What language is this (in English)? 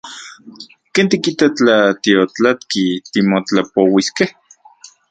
Central Puebla Nahuatl